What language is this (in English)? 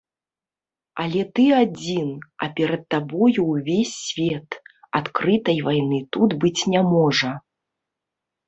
Belarusian